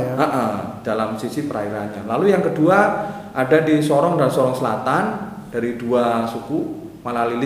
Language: Indonesian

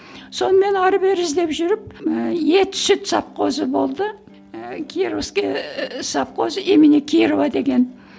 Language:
Kazakh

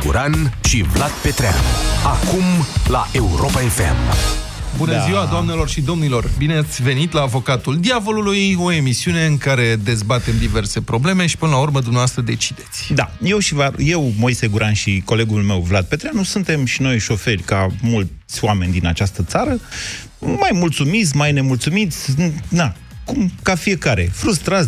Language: Romanian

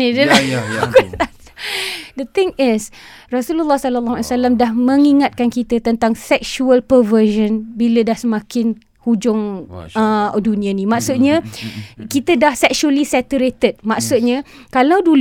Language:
Malay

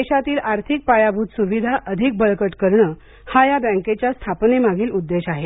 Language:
Marathi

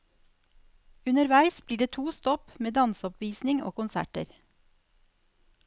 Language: Norwegian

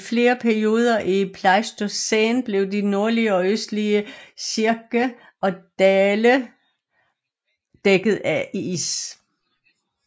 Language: Danish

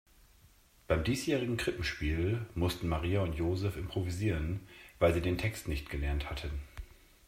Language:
German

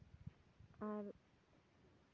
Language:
Santali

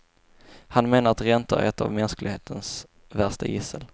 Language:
Swedish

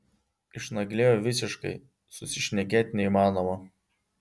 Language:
Lithuanian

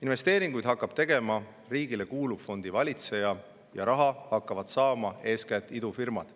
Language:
Estonian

